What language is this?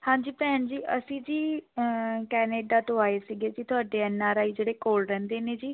Punjabi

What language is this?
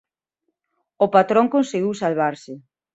Galician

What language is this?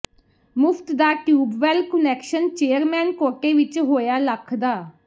Punjabi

